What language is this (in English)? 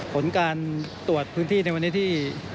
Thai